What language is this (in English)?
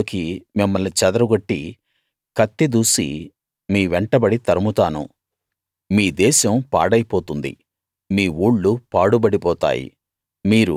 Telugu